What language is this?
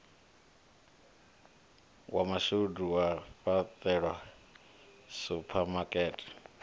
Venda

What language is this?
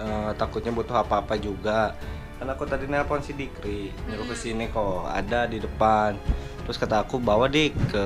Indonesian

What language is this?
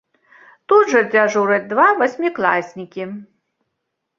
Belarusian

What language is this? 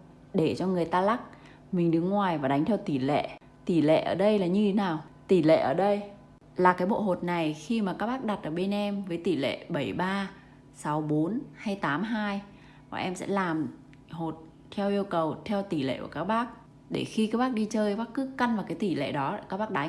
Vietnamese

